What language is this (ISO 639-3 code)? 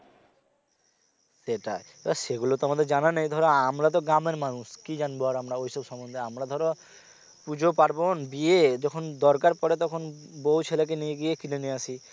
ben